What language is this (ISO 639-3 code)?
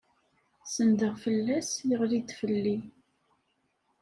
kab